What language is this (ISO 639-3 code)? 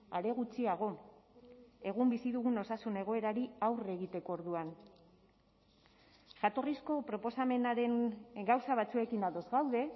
eus